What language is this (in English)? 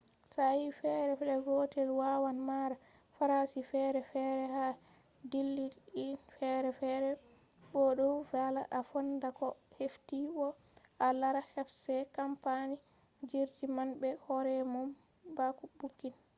Fula